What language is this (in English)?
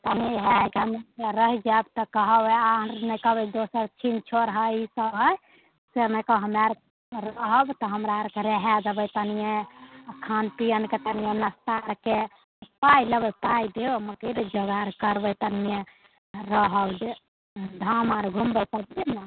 Maithili